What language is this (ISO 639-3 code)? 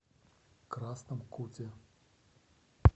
rus